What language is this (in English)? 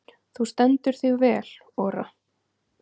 Icelandic